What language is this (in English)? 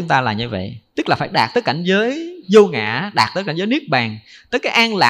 Vietnamese